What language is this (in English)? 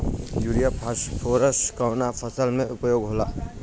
Bhojpuri